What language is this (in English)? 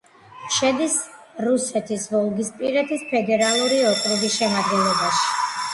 Georgian